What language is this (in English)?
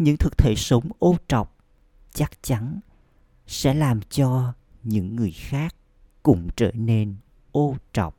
Vietnamese